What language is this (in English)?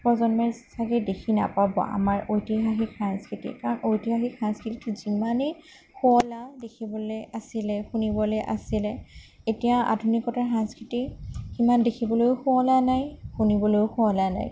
Assamese